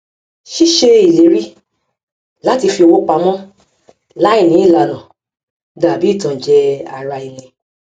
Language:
Yoruba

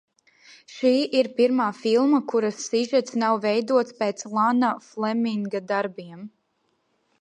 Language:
Latvian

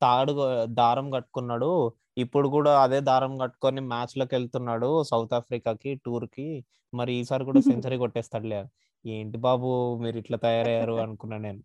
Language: Telugu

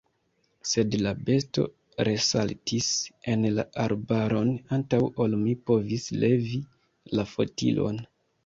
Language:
Esperanto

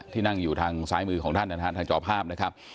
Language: Thai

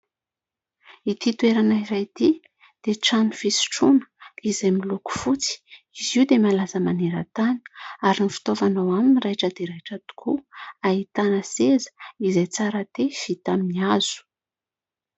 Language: Malagasy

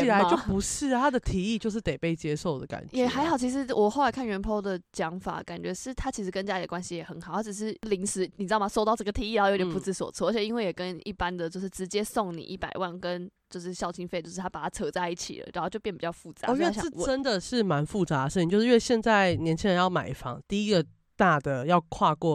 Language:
Chinese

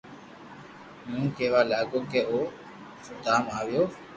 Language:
Loarki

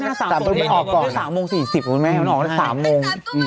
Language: Thai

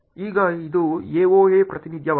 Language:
Kannada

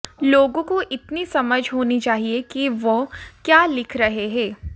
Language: Hindi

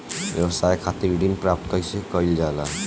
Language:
Bhojpuri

